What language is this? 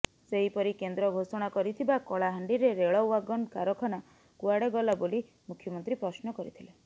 Odia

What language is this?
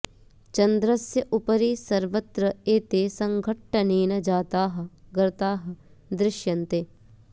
Sanskrit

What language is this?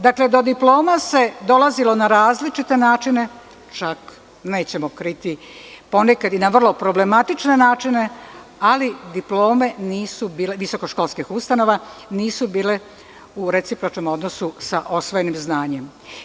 Serbian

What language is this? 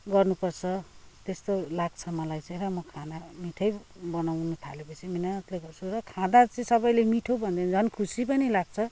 Nepali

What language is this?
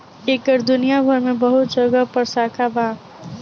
Bhojpuri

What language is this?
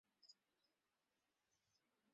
Bangla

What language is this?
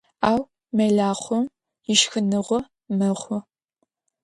Adyghe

